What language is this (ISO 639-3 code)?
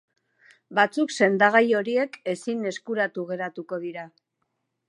eus